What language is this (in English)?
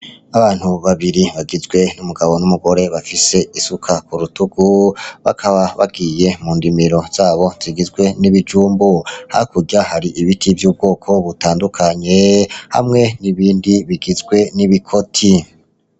Rundi